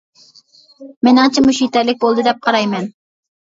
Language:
Uyghur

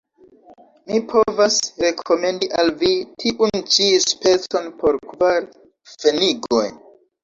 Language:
Esperanto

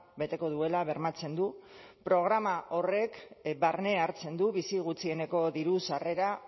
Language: Basque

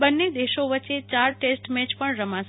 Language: Gujarati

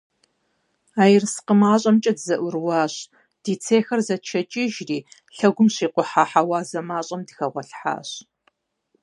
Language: Kabardian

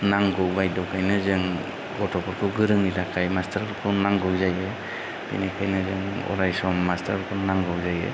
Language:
Bodo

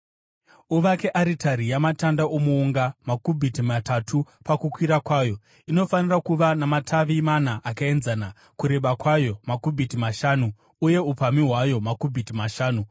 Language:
Shona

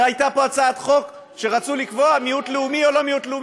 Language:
Hebrew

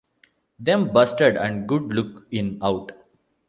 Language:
English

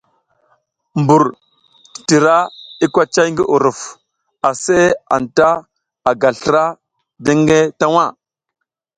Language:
South Giziga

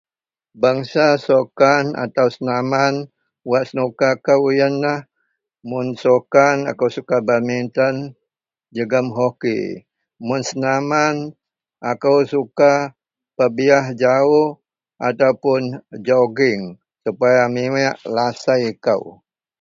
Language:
Central Melanau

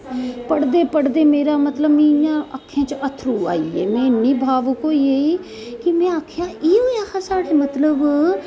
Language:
Dogri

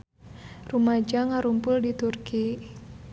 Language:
Sundanese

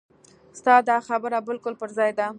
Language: Pashto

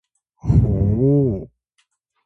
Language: Atayal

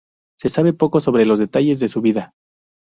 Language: Spanish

